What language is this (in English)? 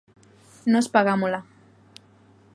Galician